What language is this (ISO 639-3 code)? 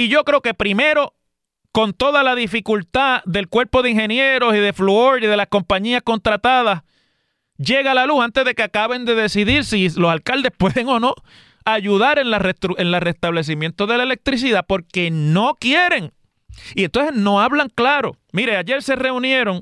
spa